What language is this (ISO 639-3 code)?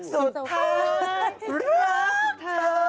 tha